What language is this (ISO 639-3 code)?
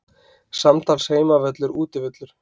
isl